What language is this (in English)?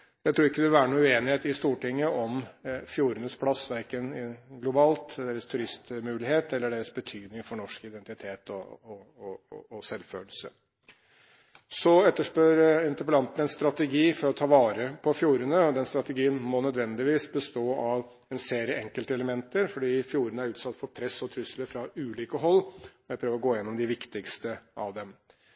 Norwegian Bokmål